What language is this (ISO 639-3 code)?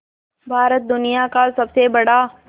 hin